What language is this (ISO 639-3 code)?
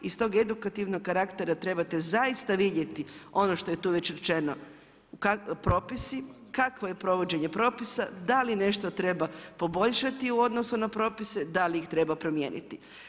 hrv